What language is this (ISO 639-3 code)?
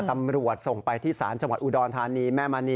tha